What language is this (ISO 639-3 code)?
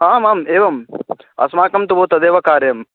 san